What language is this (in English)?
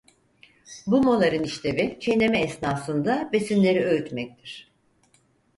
Turkish